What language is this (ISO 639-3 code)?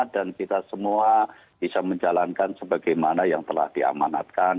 ind